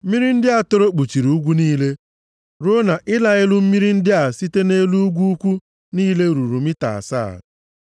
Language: Igbo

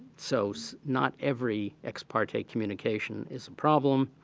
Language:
English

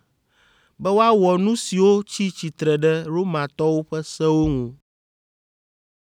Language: Ewe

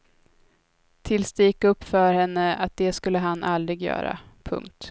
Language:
Swedish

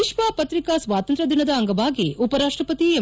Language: Kannada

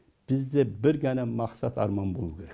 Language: Kazakh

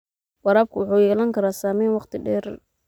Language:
Somali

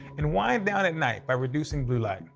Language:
English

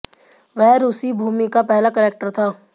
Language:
Hindi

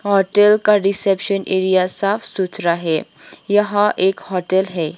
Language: Hindi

